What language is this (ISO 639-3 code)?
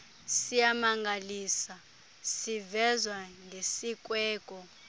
xho